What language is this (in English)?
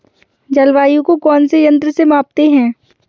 Hindi